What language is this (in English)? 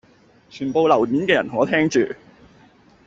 Cantonese